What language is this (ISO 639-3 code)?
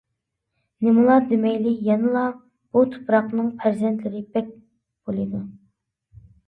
uig